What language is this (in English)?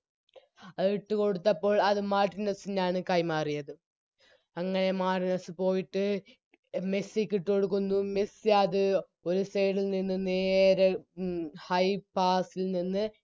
Malayalam